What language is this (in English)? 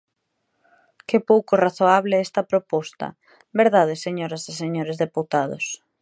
Galician